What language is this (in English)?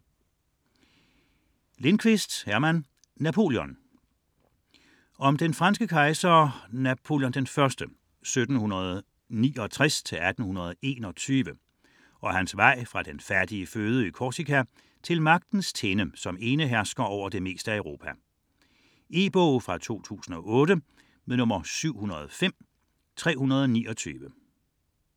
Danish